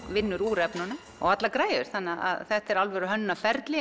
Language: Icelandic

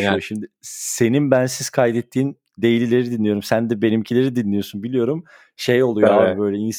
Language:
Turkish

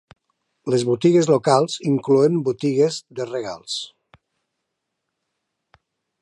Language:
Catalan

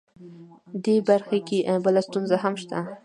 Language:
Pashto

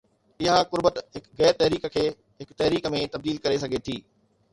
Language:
Sindhi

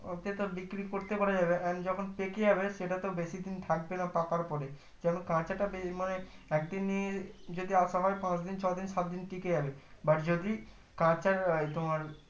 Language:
Bangla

